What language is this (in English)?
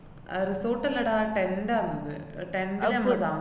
Malayalam